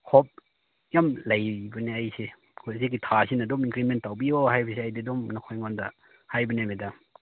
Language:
Manipuri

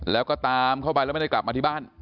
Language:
Thai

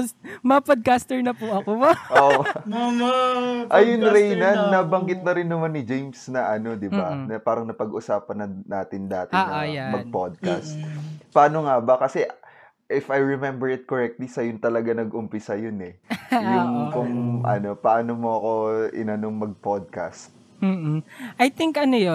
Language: Filipino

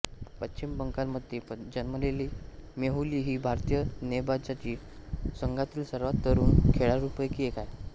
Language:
Marathi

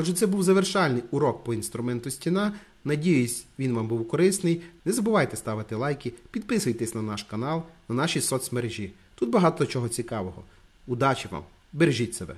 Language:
Ukrainian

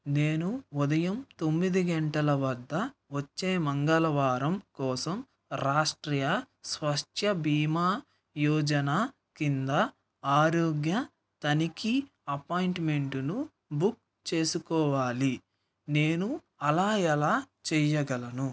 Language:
Telugu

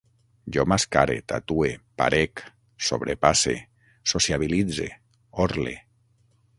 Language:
Catalan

